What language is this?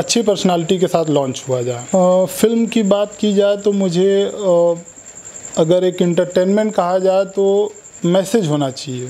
Hindi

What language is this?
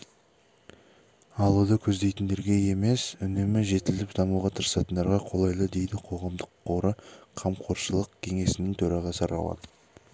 Kazakh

